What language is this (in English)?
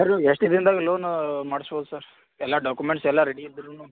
Kannada